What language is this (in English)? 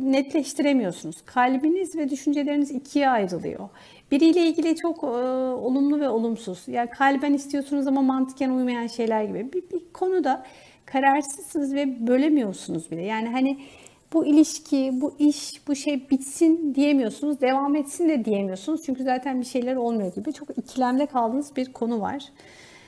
Turkish